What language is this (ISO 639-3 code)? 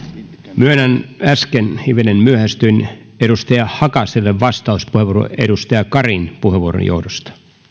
fin